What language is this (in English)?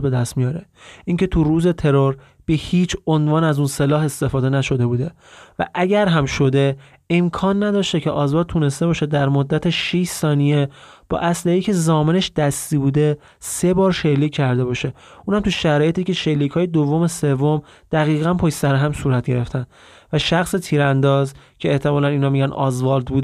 Persian